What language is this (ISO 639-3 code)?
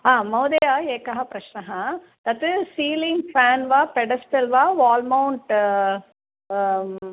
san